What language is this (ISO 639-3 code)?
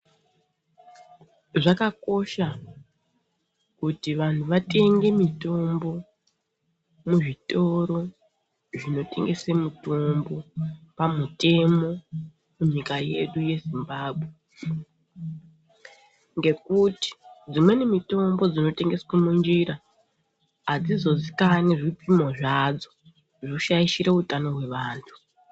ndc